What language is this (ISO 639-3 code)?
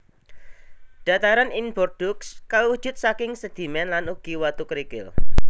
jav